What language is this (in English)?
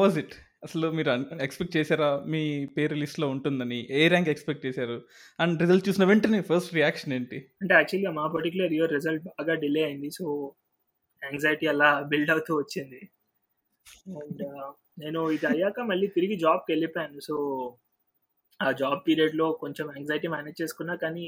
Telugu